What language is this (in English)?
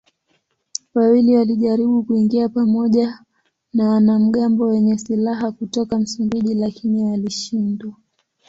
Swahili